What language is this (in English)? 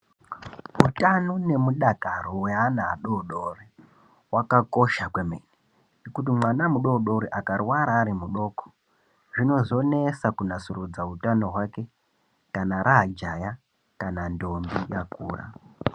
Ndau